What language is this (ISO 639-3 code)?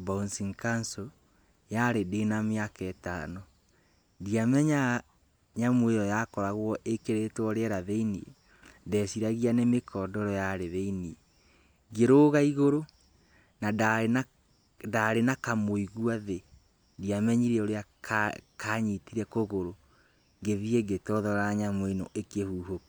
kik